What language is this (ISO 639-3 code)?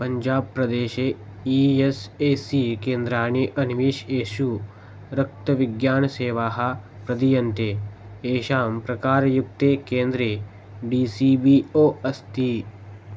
san